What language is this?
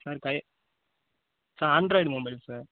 Tamil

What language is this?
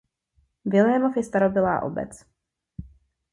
Czech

